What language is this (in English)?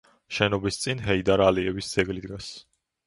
Georgian